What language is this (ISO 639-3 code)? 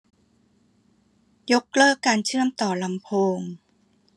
tha